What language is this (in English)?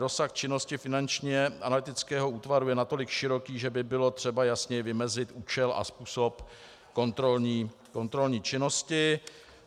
Czech